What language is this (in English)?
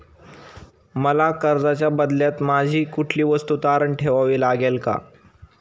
Marathi